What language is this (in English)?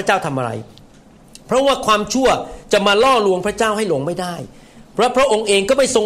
Thai